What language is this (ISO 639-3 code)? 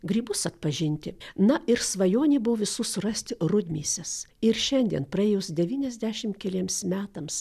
lit